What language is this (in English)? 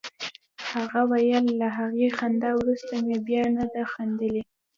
Pashto